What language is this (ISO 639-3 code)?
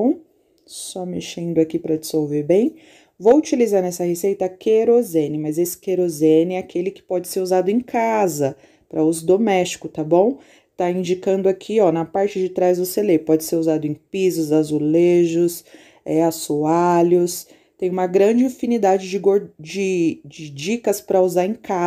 por